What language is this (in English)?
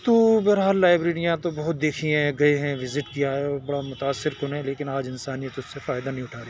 Urdu